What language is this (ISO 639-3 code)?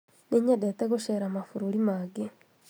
kik